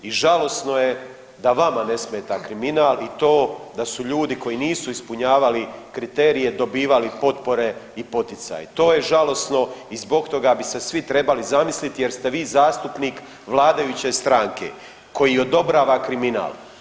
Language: Croatian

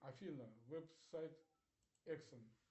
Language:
Russian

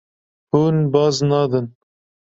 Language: Kurdish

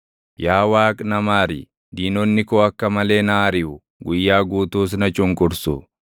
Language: Oromo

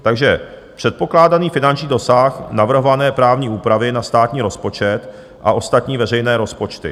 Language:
Czech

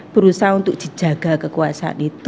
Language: Indonesian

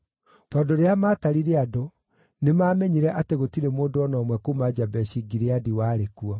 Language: Kikuyu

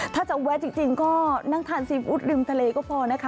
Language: Thai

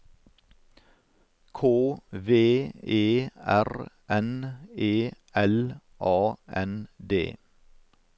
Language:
Norwegian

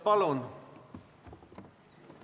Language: Estonian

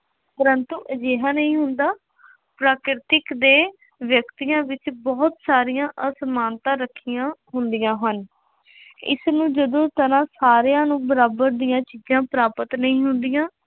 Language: Punjabi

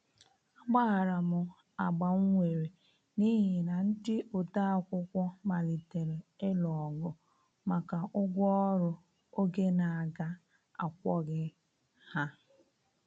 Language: Igbo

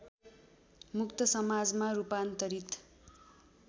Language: Nepali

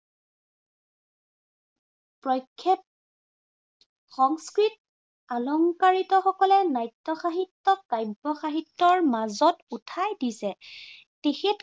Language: Assamese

